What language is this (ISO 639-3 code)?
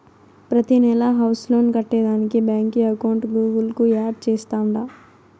tel